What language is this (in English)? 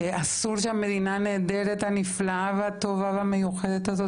Hebrew